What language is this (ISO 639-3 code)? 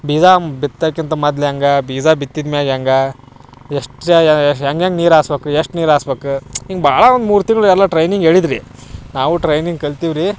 kan